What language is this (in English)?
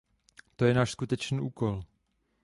Czech